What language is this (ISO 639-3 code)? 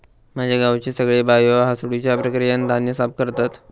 mar